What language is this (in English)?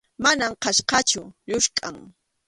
Arequipa-La Unión Quechua